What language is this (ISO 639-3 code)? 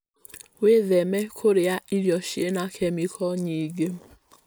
kik